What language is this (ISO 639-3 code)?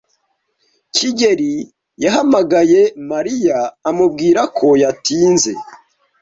kin